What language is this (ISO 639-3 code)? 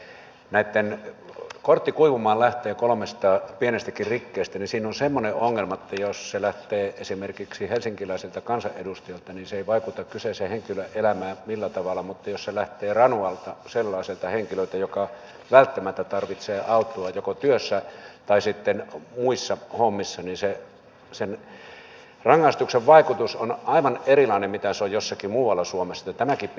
fin